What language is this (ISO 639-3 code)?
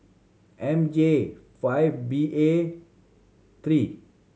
eng